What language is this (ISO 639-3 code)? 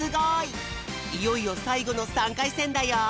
jpn